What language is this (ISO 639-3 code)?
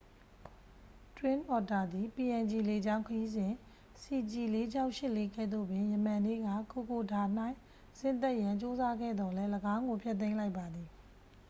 mya